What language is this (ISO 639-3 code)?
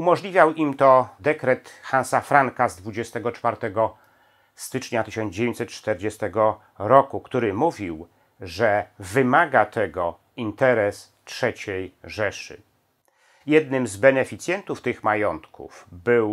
pol